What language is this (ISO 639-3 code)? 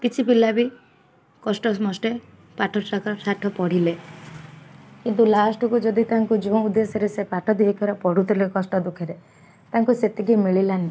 ori